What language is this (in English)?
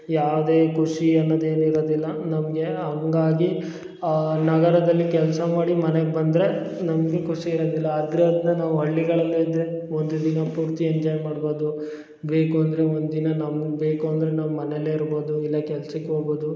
Kannada